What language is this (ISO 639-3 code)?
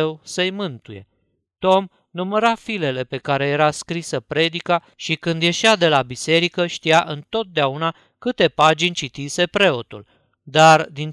ron